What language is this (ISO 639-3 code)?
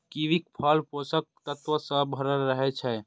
mai